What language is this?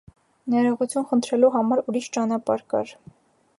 Armenian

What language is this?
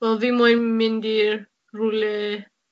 Welsh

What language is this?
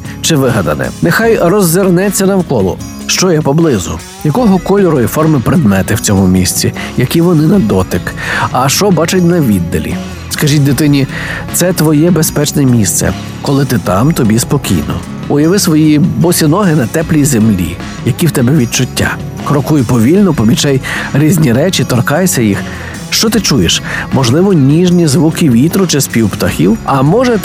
Ukrainian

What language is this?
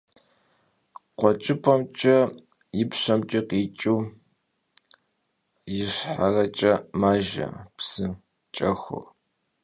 Kabardian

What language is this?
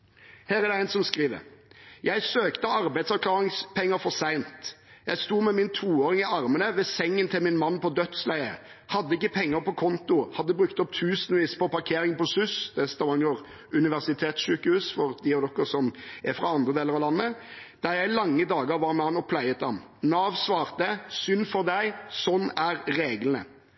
Norwegian Bokmål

